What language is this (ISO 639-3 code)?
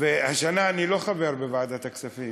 heb